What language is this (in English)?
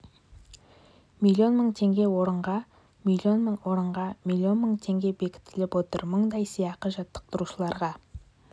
Kazakh